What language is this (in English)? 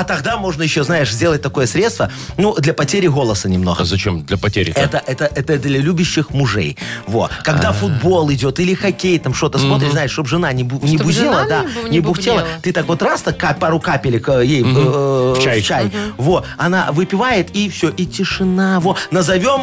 Russian